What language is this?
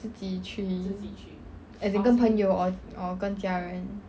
English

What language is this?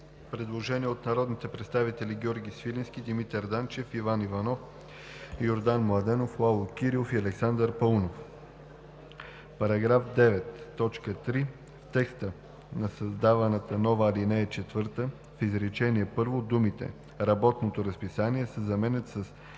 Bulgarian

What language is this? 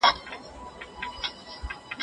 Pashto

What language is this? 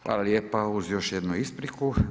Croatian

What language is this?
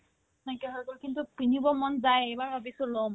Assamese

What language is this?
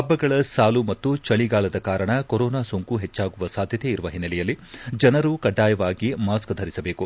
Kannada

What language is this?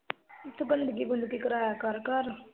Punjabi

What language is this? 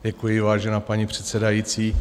Czech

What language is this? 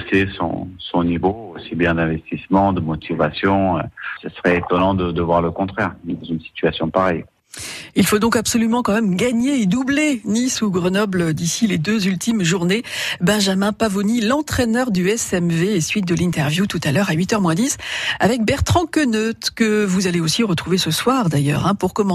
French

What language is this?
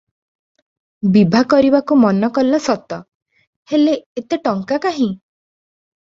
Odia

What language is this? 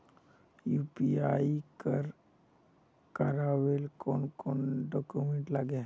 Magahi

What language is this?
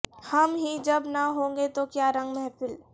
Urdu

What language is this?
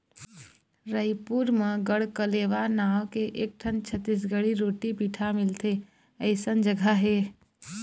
Chhattisgarhi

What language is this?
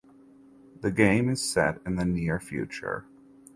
English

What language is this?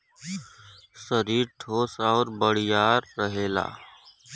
Bhojpuri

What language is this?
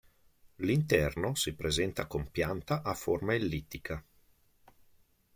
Italian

